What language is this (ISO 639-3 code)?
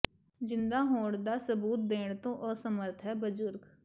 pan